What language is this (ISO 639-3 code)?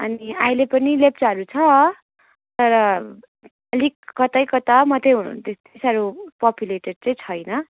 nep